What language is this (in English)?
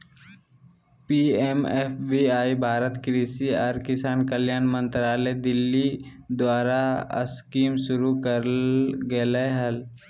Magahi